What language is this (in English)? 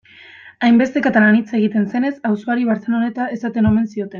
Basque